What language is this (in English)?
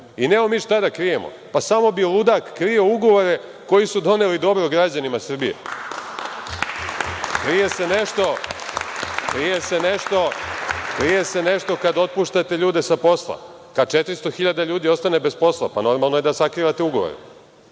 Serbian